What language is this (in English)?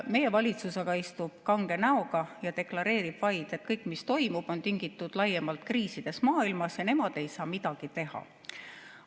Estonian